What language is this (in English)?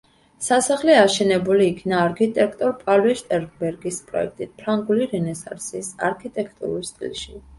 Georgian